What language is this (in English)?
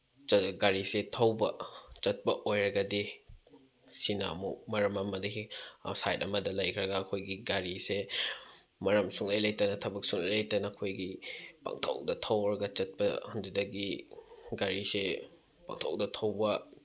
Manipuri